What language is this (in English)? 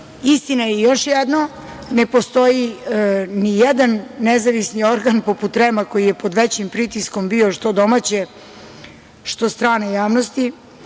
Serbian